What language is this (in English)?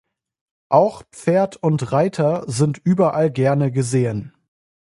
German